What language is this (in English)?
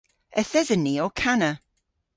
Cornish